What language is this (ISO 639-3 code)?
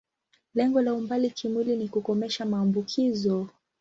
swa